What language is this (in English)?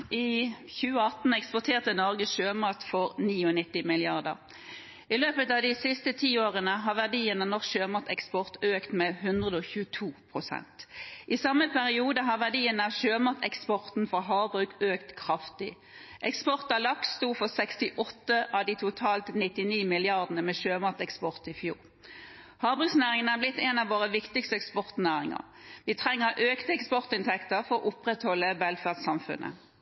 Norwegian Bokmål